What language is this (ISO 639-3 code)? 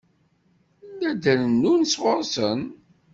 kab